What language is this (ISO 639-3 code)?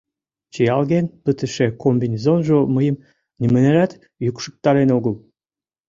chm